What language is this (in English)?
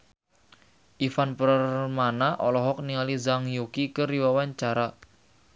Sundanese